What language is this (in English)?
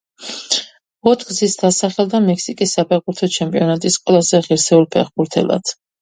Georgian